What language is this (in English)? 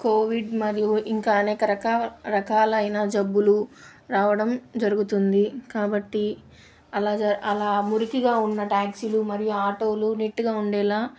Telugu